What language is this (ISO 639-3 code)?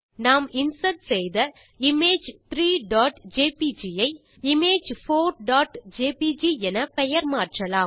tam